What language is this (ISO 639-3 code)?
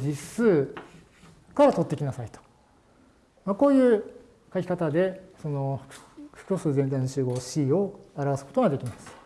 jpn